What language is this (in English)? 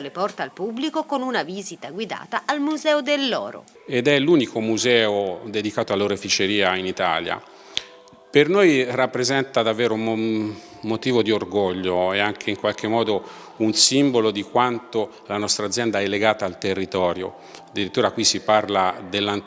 Italian